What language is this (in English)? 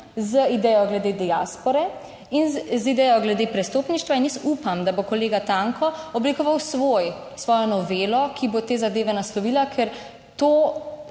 Slovenian